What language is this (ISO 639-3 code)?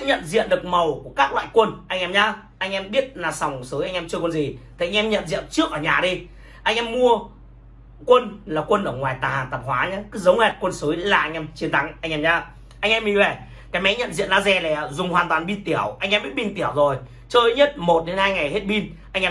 vie